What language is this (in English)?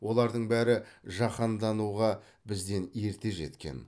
Kazakh